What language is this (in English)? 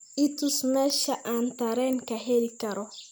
Somali